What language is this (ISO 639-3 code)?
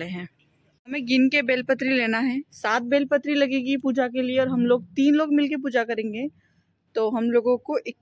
hin